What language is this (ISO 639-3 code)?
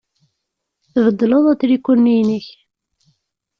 kab